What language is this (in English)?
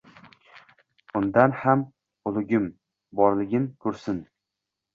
Uzbek